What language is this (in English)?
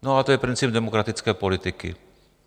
Czech